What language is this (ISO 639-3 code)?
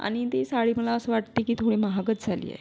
mar